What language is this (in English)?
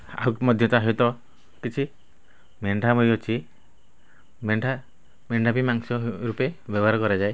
Odia